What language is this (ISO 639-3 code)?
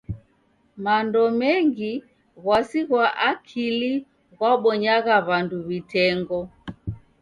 dav